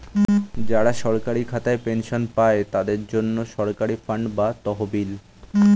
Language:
Bangla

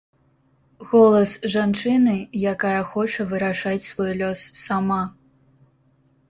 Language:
Belarusian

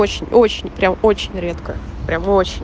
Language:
Russian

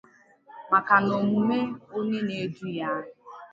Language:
Igbo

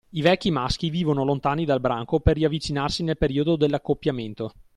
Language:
Italian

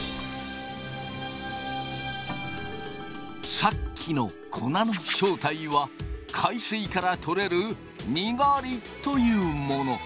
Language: Japanese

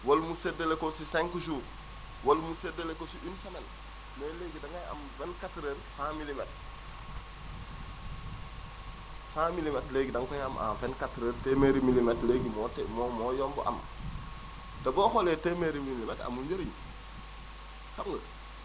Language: Wolof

